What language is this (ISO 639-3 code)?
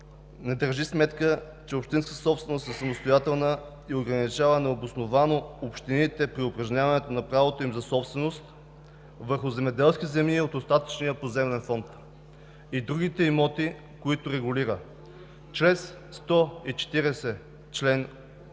bul